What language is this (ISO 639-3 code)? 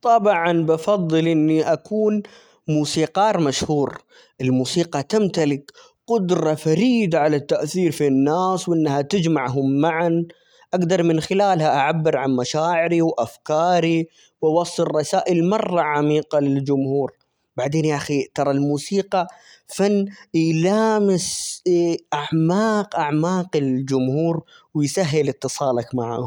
acx